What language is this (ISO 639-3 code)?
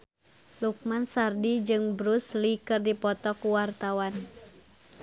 sun